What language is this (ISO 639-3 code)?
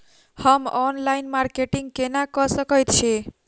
mai